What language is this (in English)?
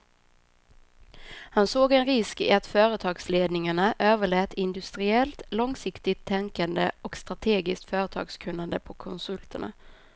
Swedish